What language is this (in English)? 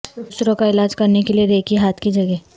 Urdu